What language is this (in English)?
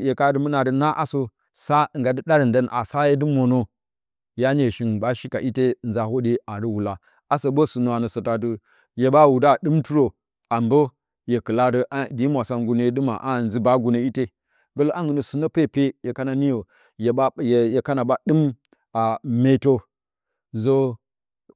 Bacama